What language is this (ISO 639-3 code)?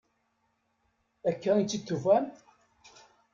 kab